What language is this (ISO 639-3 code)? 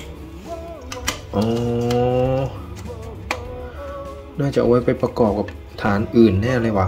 tha